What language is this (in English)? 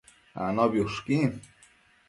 Matsés